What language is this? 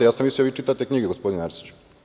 Serbian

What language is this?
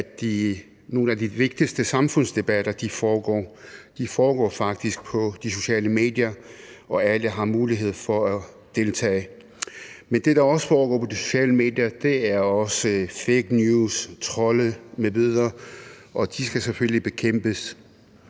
Danish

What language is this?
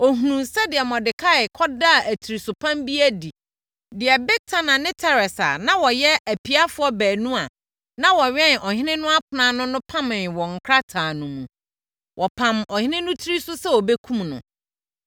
Akan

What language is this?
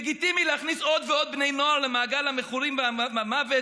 Hebrew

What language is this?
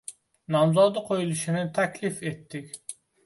Uzbek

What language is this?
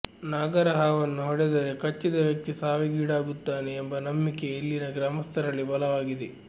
Kannada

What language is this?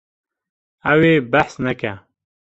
Kurdish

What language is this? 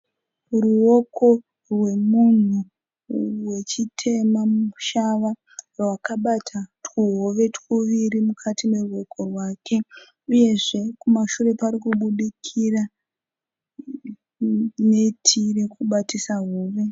Shona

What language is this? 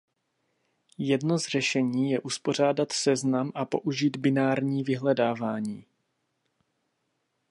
Czech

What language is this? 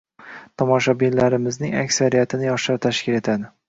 Uzbek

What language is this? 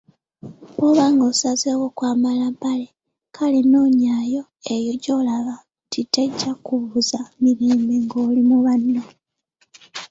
Ganda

